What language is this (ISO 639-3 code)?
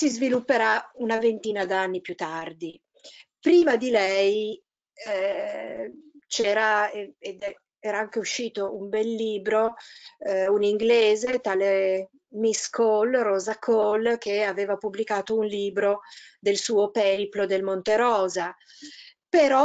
ita